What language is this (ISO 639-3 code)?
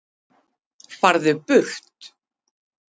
isl